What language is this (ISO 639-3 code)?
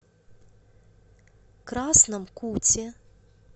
rus